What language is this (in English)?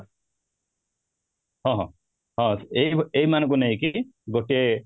Odia